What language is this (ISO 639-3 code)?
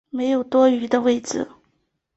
zho